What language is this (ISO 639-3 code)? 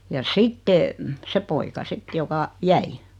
fin